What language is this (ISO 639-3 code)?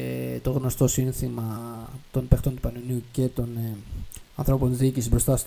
ell